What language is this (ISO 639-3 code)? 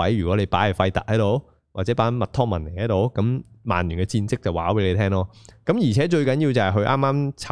zho